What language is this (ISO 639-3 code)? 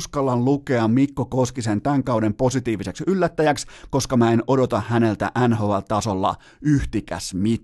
fin